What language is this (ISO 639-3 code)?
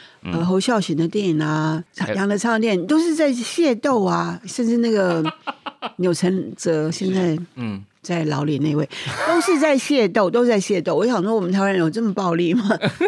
zho